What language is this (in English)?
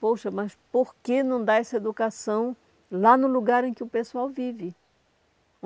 Portuguese